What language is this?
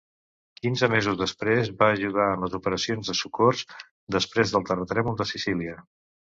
Catalan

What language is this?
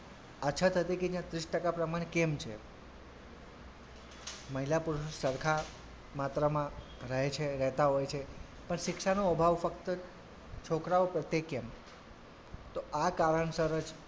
Gujarati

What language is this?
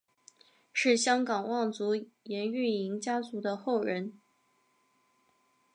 Chinese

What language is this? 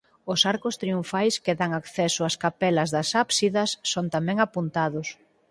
Galician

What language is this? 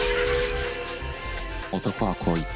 Japanese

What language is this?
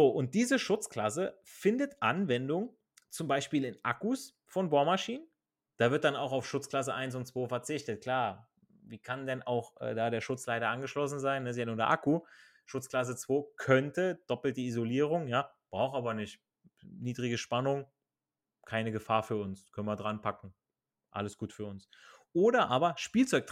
German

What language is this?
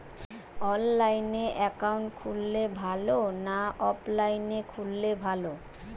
Bangla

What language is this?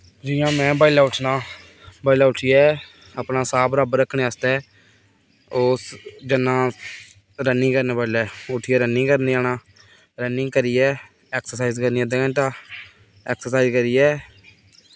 Dogri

